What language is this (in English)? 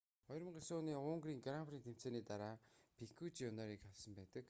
Mongolian